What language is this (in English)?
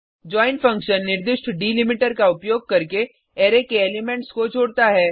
Hindi